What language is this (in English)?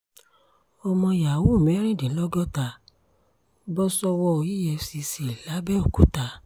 Yoruba